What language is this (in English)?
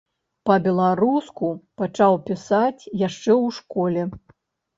Belarusian